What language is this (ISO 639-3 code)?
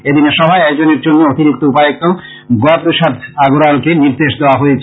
ben